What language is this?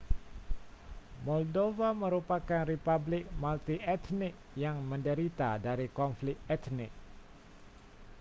Malay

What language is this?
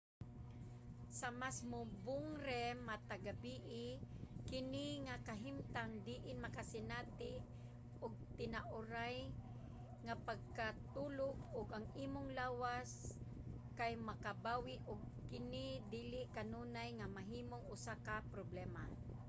Cebuano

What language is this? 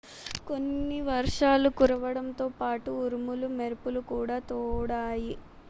Telugu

